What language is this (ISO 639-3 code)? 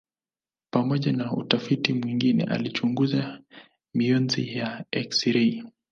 swa